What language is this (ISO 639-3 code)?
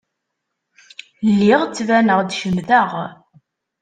kab